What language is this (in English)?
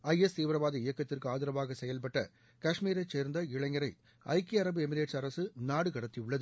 Tamil